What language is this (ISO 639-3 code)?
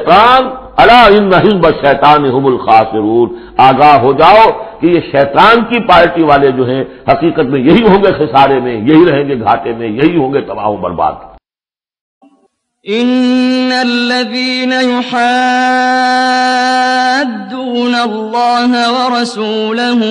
ara